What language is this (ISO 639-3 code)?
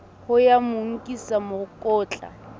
sot